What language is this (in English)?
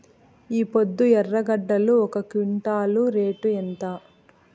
Telugu